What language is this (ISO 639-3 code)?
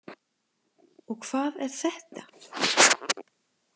isl